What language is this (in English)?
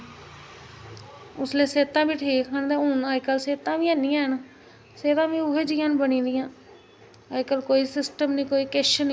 Dogri